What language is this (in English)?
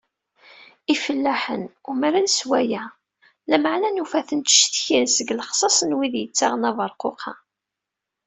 Kabyle